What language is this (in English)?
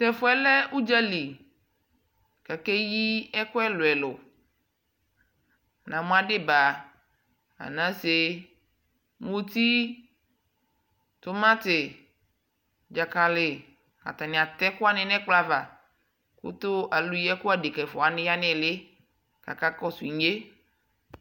Ikposo